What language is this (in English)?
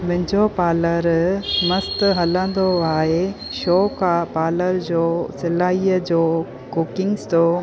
Sindhi